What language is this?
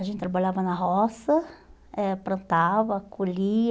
Portuguese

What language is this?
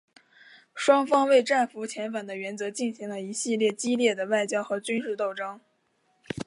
Chinese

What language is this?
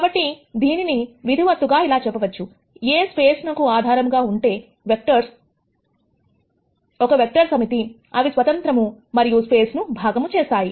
Telugu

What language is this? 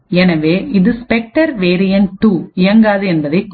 Tamil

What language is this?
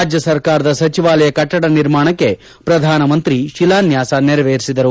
Kannada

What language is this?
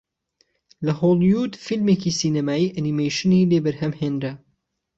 Central Kurdish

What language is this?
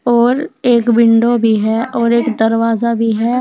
Hindi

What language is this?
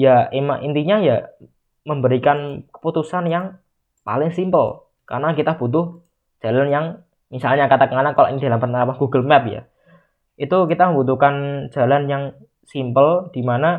Indonesian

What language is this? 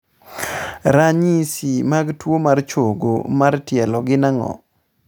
Luo (Kenya and Tanzania)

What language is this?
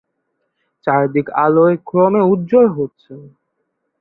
Bangla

